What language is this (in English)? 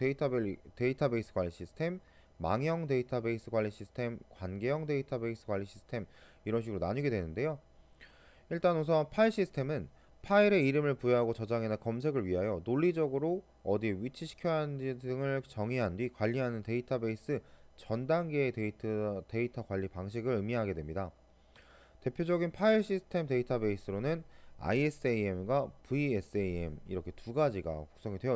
Korean